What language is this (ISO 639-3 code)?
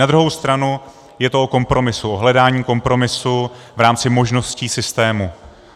ces